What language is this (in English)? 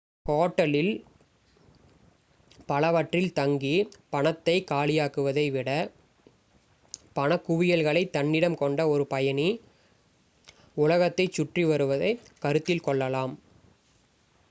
Tamil